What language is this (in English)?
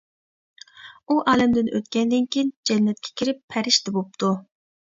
Uyghur